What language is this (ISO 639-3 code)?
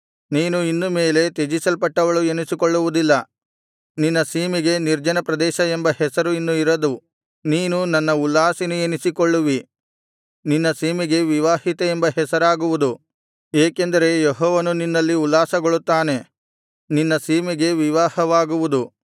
kan